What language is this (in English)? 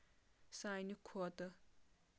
Kashmiri